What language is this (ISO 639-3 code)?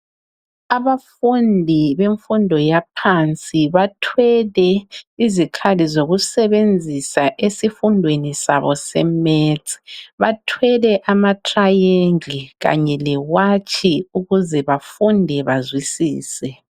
nde